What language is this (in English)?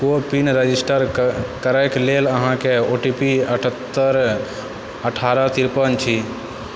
Maithili